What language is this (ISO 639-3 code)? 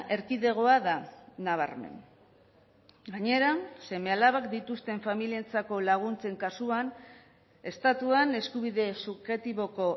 eus